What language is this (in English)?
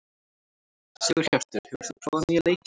Icelandic